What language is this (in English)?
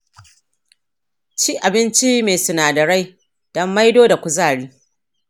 Hausa